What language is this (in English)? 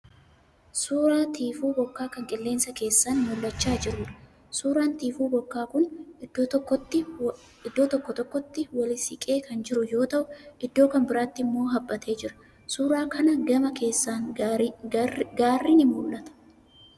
Oromo